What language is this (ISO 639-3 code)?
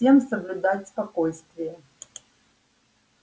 rus